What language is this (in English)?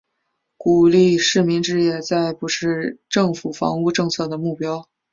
Chinese